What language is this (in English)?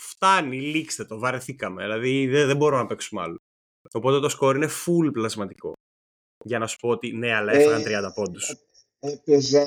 Greek